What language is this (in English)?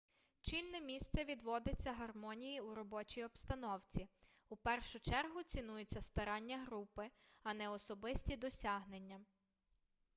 Ukrainian